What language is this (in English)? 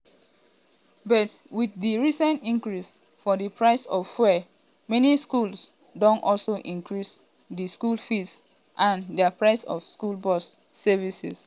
Nigerian Pidgin